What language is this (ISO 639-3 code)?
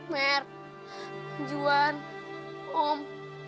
ind